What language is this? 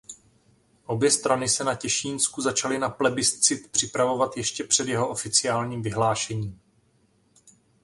Czech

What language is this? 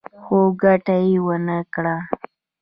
Pashto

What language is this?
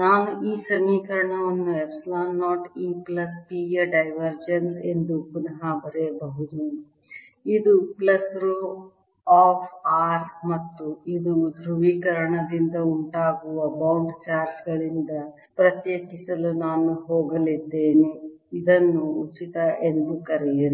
Kannada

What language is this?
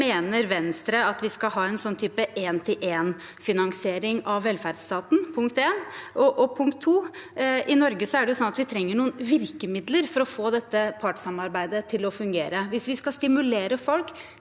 Norwegian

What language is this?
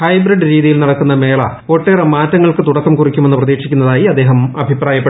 Malayalam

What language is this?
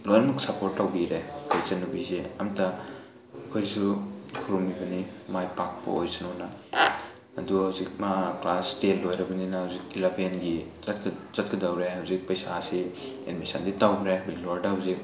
Manipuri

